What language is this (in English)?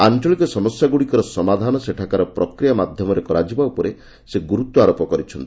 Odia